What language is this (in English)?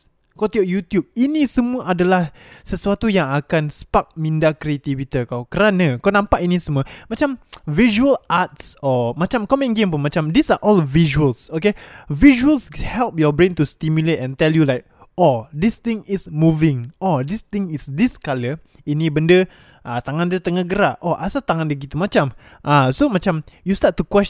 Malay